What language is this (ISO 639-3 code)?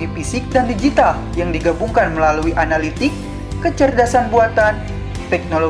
ind